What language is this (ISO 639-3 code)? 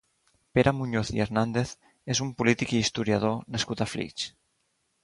cat